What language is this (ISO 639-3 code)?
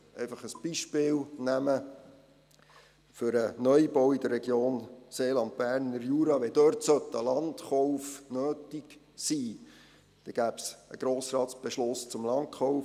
gsw